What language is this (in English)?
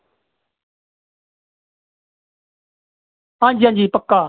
Dogri